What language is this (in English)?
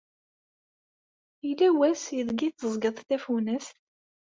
Kabyle